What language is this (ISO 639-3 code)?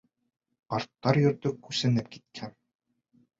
bak